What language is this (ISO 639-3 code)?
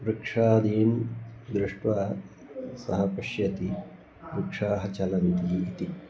san